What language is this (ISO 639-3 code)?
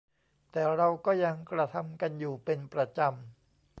tha